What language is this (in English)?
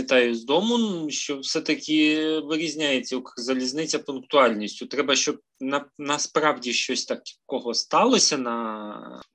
Ukrainian